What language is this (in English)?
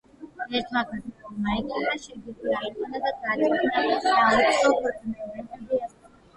Georgian